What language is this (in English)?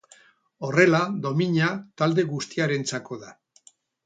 Basque